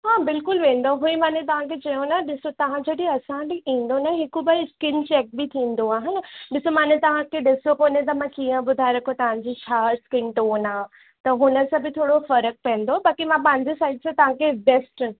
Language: Sindhi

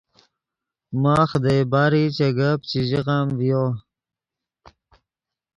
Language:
Yidgha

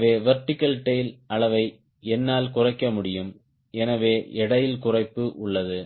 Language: Tamil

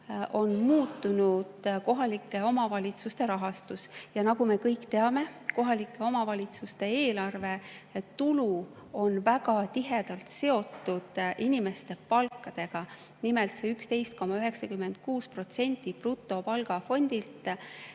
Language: Estonian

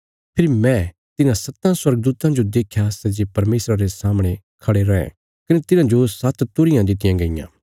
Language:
Bilaspuri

